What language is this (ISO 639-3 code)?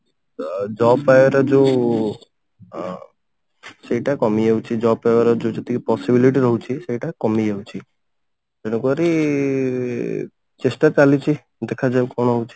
ori